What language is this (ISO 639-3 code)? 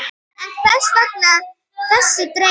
isl